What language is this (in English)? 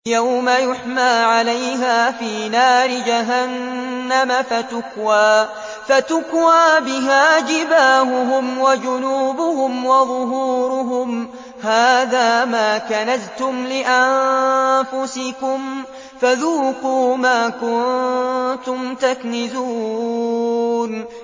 Arabic